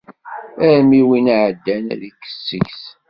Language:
Kabyle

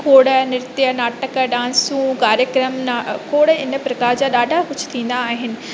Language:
Sindhi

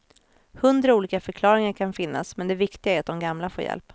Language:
Swedish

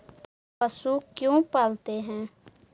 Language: Magahi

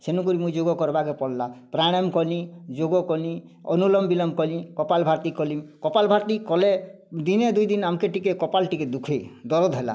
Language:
Odia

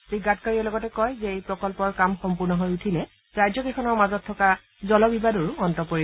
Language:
Assamese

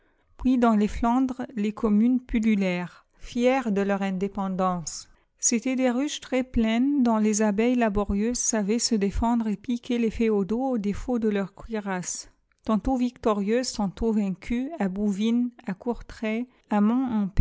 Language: French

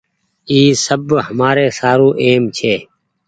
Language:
Goaria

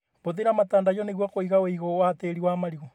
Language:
Kikuyu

